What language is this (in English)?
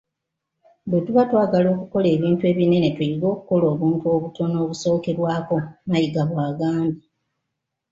Ganda